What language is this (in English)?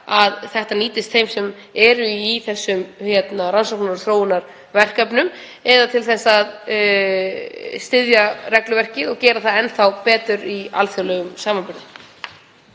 Icelandic